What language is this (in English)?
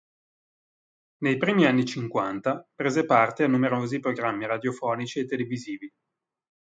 Italian